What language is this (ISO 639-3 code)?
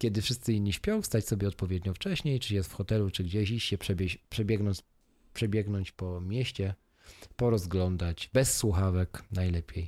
pol